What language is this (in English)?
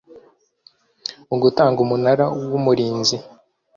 Kinyarwanda